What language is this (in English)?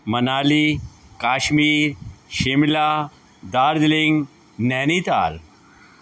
Sindhi